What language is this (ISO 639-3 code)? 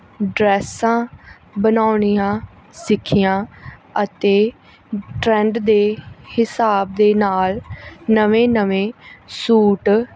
pan